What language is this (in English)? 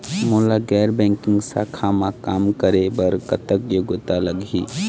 Chhattisgarhi